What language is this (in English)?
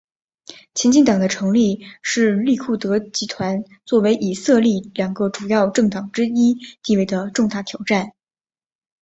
Chinese